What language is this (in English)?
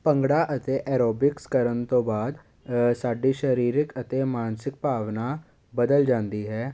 Punjabi